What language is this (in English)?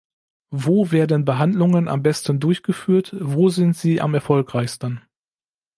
German